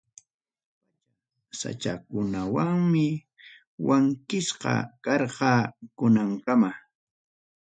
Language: Ayacucho Quechua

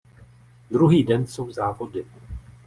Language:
Czech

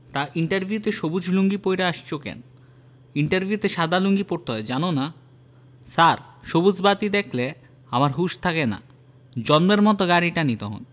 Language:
Bangla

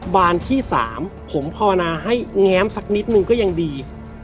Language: Thai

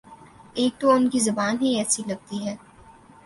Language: Urdu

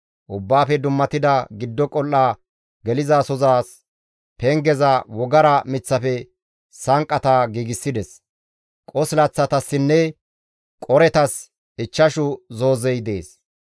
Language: Gamo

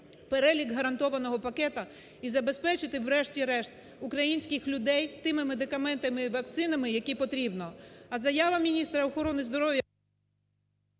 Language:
Ukrainian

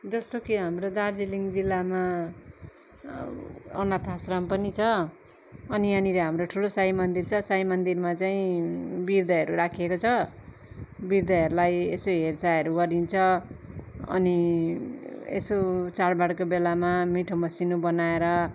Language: Nepali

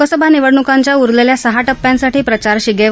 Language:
Marathi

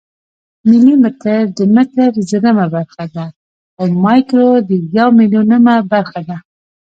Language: Pashto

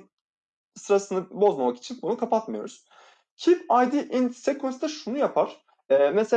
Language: Turkish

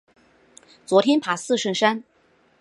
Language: Chinese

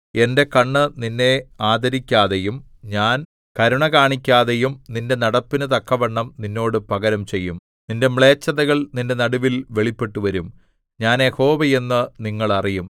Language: Malayalam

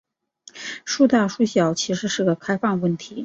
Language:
Chinese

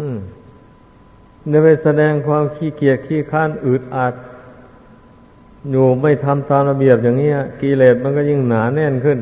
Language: Thai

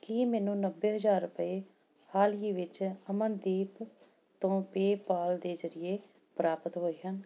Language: Punjabi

